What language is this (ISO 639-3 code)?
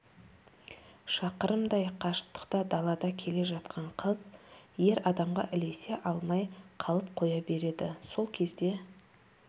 kaz